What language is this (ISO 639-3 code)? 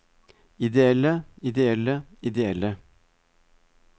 nor